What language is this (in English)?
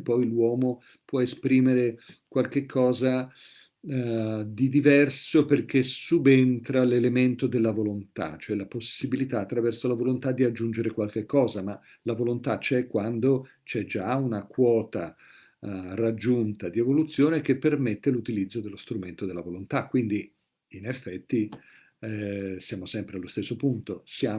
Italian